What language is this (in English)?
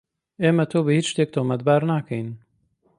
Central Kurdish